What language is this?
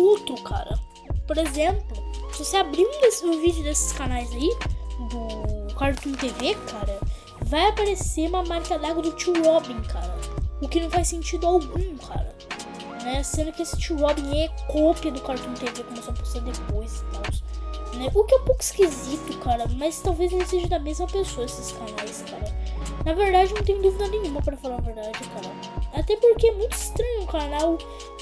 Portuguese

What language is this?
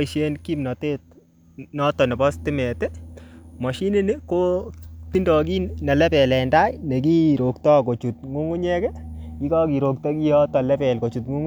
Kalenjin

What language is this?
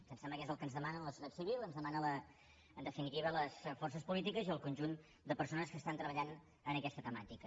Catalan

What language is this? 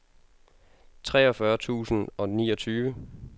Danish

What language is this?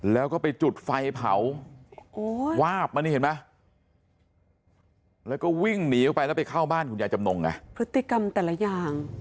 Thai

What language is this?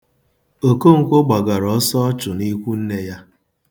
Igbo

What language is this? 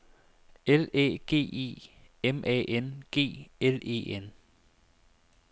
Danish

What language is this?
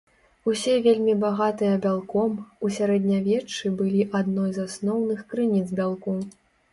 Belarusian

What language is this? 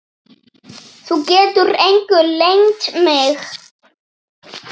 Icelandic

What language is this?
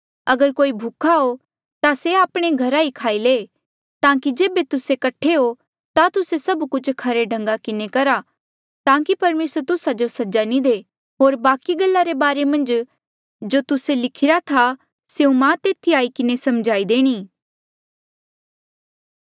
Mandeali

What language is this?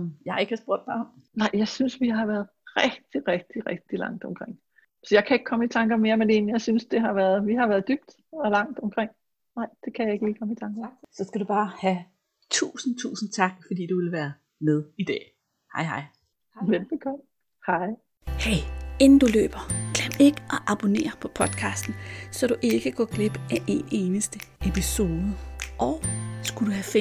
Danish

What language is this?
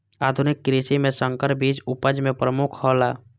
Maithili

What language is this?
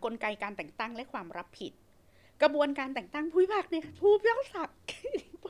Thai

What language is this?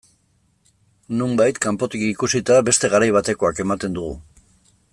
Basque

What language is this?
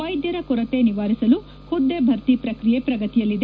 Kannada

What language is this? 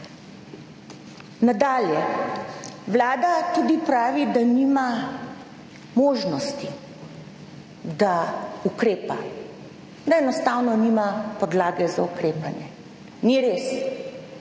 Slovenian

